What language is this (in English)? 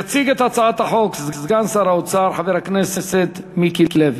Hebrew